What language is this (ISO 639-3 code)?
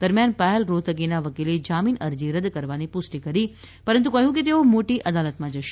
guj